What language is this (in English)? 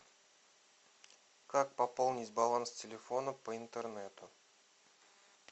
Russian